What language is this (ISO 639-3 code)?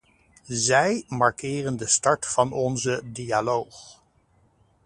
nld